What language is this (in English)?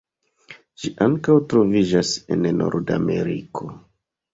Esperanto